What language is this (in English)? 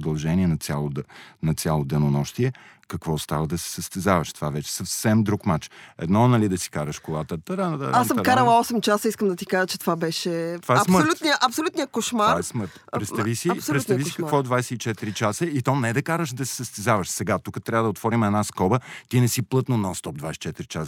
Bulgarian